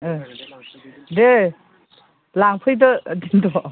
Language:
Bodo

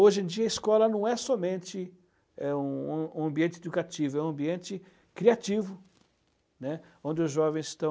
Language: Portuguese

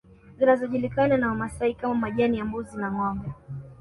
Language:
Swahili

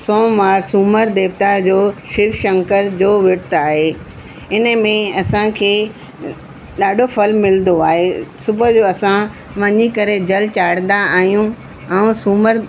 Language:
Sindhi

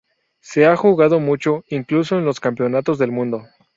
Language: Spanish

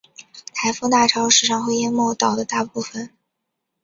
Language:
Chinese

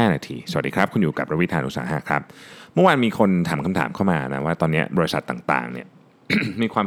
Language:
Thai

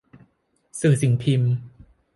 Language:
Thai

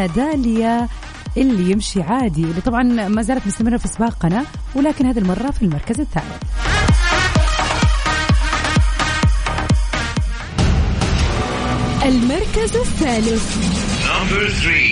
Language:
Arabic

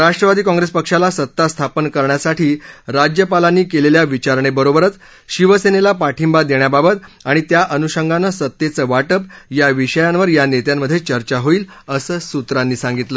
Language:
Marathi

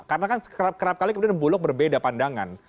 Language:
Indonesian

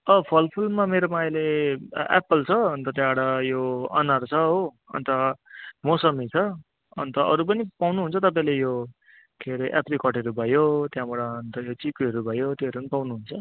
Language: Nepali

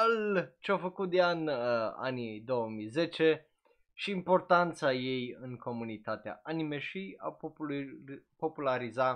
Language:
Romanian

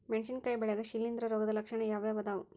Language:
Kannada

